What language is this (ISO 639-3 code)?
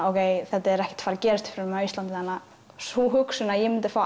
isl